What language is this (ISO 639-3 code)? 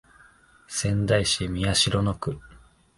jpn